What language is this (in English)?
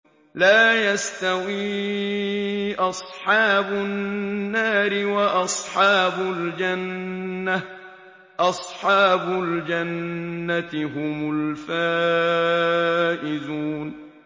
Arabic